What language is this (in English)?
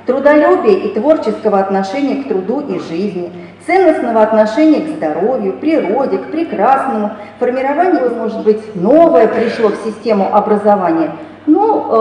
Russian